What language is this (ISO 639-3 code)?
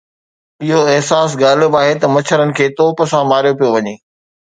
snd